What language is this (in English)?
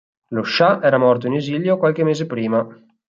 Italian